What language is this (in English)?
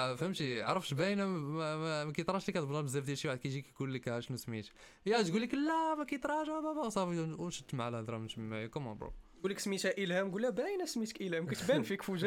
Arabic